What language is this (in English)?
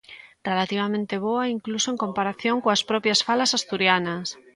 Galician